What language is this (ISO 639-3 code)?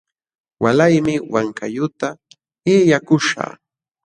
qxw